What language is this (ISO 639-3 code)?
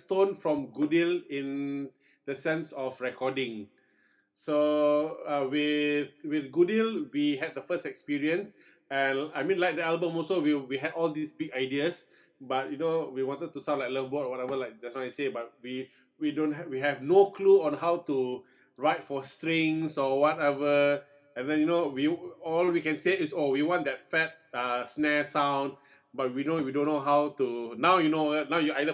eng